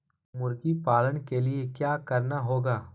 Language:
Magahi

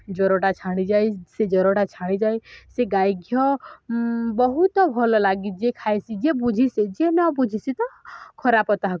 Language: Odia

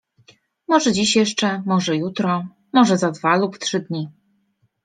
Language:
Polish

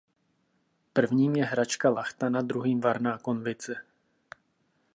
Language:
Czech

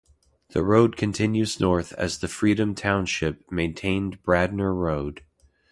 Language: English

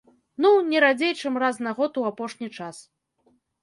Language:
Belarusian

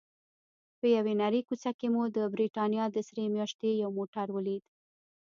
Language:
Pashto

